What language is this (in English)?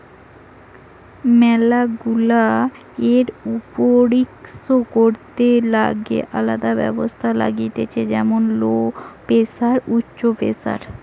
Bangla